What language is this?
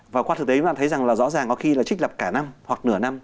Vietnamese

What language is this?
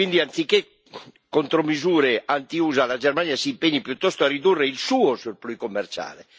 Italian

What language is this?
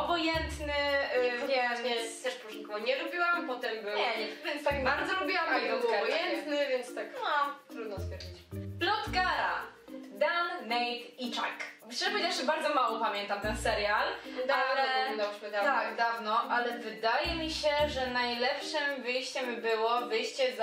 Polish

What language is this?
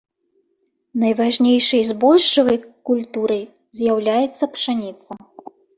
Belarusian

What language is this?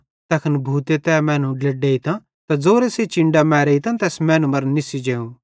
Bhadrawahi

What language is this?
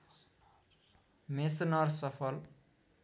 Nepali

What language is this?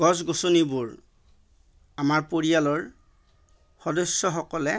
Assamese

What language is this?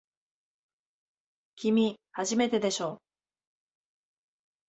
Japanese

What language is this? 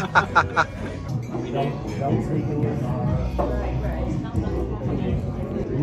Korean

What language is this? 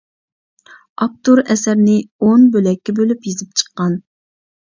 Uyghur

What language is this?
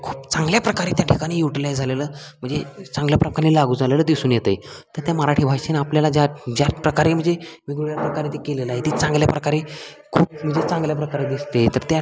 Marathi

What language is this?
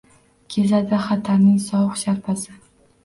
Uzbek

